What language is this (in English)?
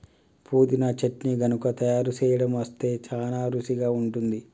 Telugu